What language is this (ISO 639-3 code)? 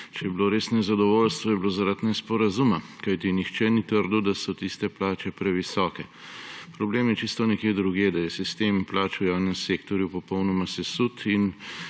slv